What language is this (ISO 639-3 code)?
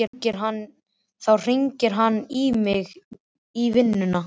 isl